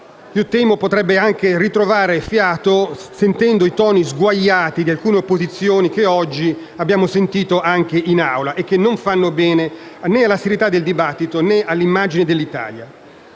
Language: Italian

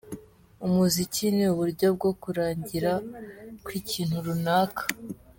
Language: Kinyarwanda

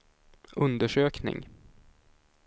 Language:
Swedish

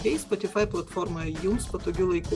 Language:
Lithuanian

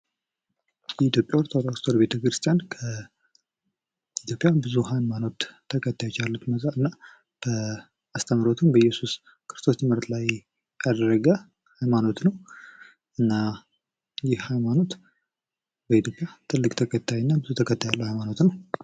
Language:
Amharic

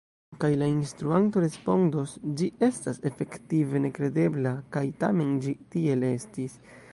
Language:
Esperanto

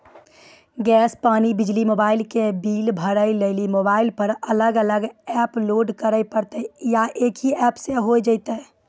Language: Maithili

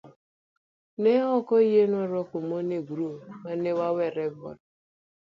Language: Luo (Kenya and Tanzania)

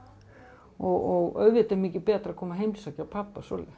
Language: Icelandic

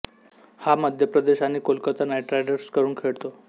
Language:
Marathi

